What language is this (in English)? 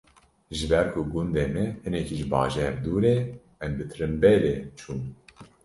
Kurdish